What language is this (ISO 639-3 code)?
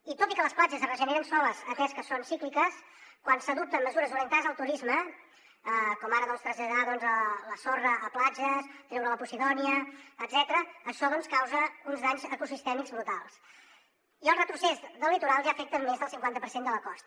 cat